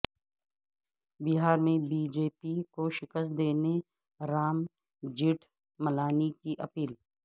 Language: Urdu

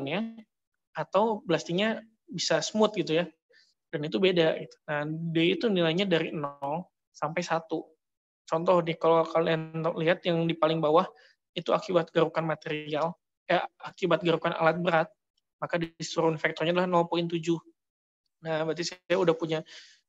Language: Indonesian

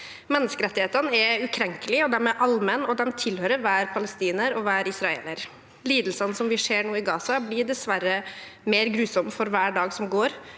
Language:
Norwegian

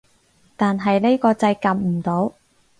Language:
Cantonese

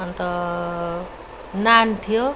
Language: Nepali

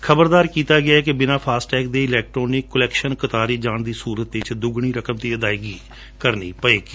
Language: Punjabi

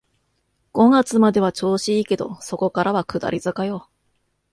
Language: Japanese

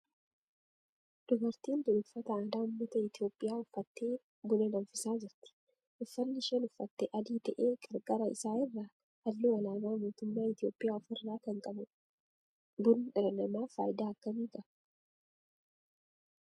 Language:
Oromo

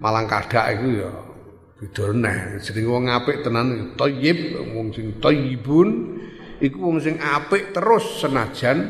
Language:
Indonesian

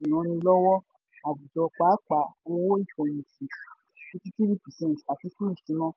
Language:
Yoruba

